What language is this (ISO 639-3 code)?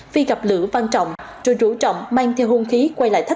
vie